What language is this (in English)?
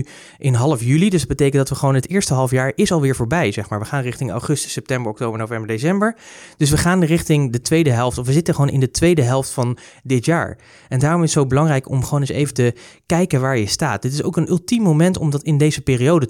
Dutch